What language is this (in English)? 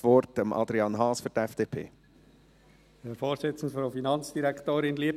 Swiss German